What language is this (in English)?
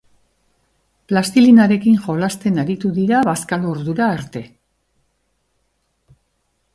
Basque